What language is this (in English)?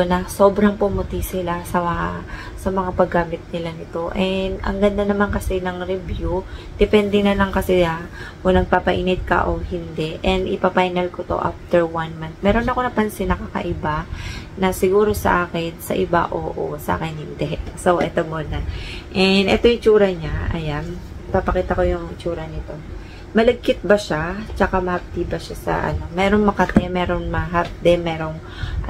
Filipino